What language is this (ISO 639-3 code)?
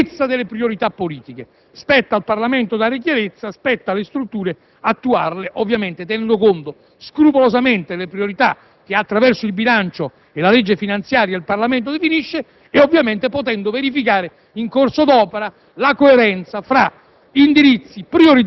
ita